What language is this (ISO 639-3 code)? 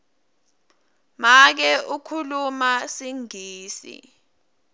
ssw